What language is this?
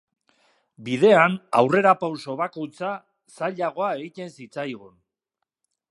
Basque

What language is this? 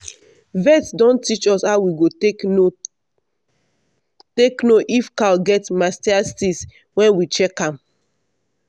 Nigerian Pidgin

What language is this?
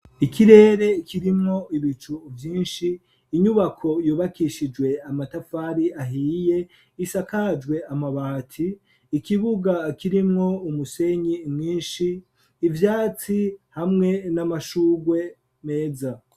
Rundi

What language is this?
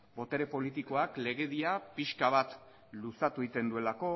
Basque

